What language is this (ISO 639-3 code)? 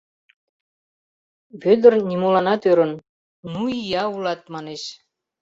chm